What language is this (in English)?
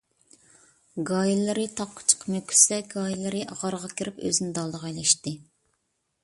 Uyghur